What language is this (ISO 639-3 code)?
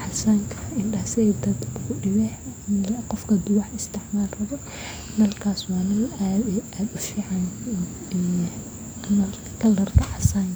som